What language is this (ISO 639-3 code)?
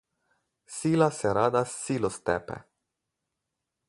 slv